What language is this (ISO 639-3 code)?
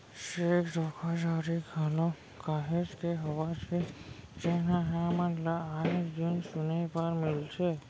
hne